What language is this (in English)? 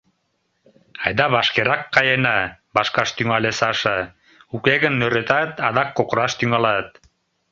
Mari